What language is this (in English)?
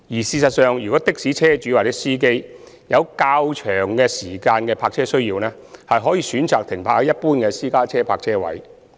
Cantonese